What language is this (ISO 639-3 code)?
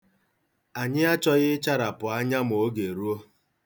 ibo